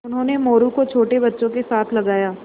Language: Hindi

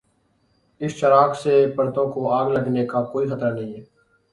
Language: Urdu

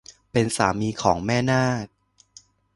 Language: Thai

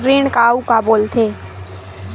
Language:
Chhattisgarhi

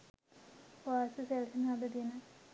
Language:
Sinhala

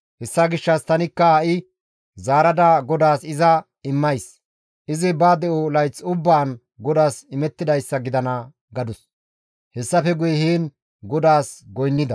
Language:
Gamo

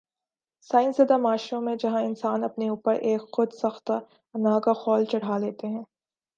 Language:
Urdu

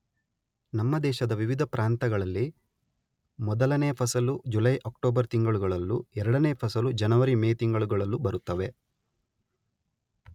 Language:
Kannada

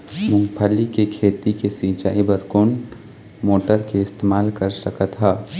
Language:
Chhattisgarhi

